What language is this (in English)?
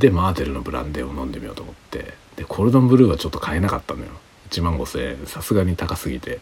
Japanese